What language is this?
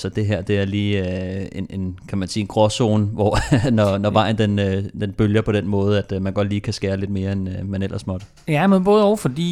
Danish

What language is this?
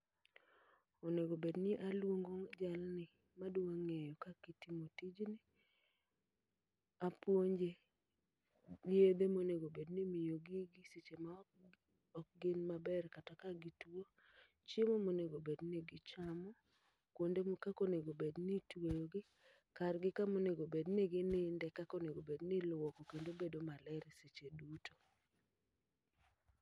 Luo (Kenya and Tanzania)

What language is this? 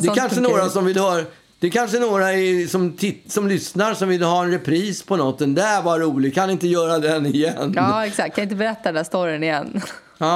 Swedish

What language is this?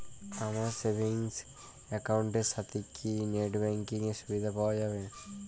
Bangla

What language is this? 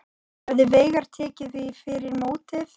Icelandic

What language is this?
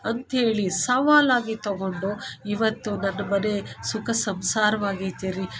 Kannada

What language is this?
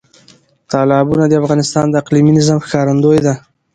Pashto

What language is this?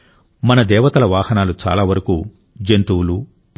Telugu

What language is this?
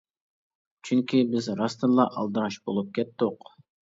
Uyghur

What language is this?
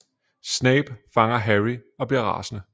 Danish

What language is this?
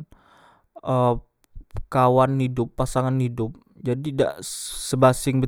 Musi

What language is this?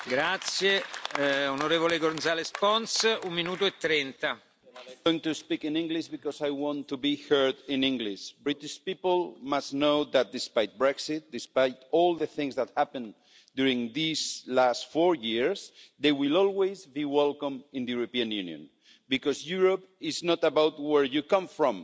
English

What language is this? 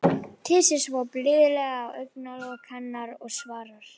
Icelandic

